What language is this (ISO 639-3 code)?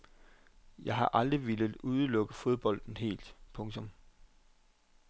dan